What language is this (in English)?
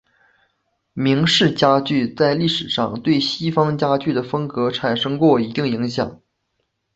Chinese